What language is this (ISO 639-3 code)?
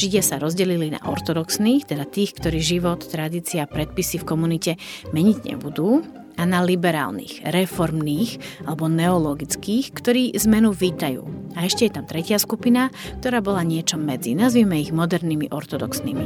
slk